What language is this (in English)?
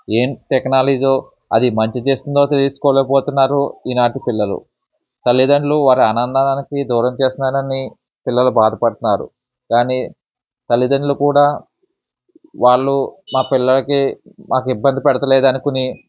Telugu